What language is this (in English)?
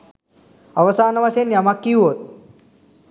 Sinhala